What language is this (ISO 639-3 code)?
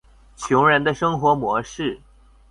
zho